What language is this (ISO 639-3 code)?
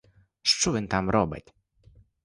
ukr